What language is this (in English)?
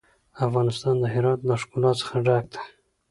Pashto